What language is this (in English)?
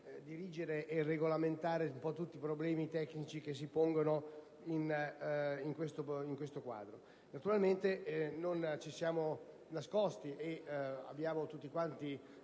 Italian